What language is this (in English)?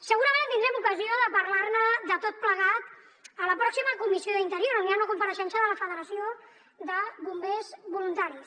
Catalan